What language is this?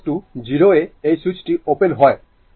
Bangla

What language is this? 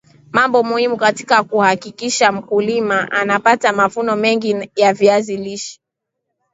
Swahili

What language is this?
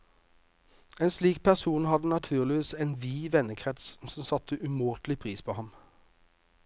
Norwegian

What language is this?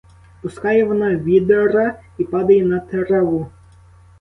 Ukrainian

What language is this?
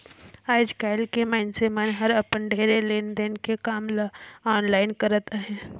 Chhattisgarhi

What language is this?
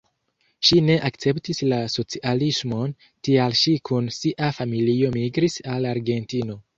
Esperanto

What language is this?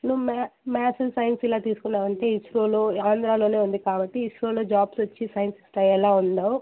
Telugu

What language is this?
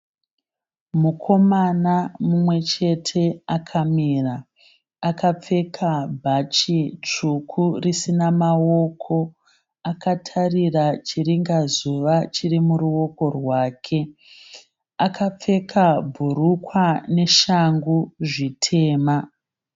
Shona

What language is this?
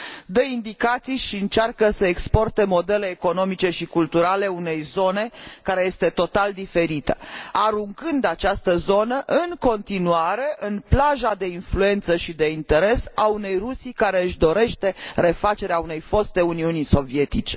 Romanian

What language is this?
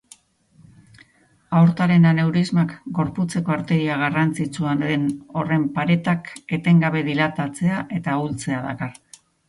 Basque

